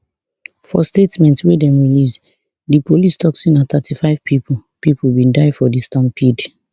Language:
Nigerian Pidgin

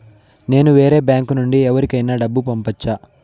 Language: Telugu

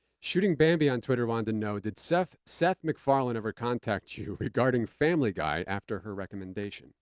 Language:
English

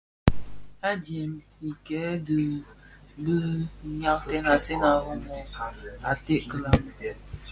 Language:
Bafia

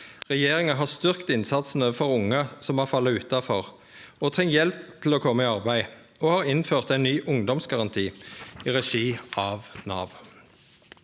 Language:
Norwegian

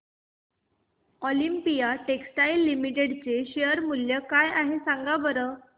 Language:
Marathi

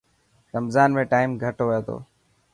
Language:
Dhatki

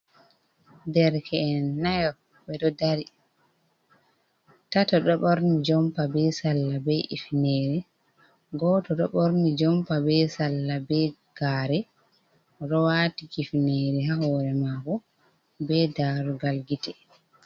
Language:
Fula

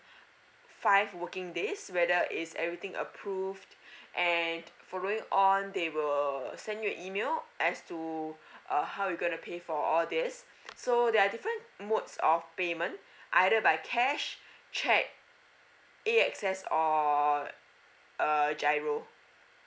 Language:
English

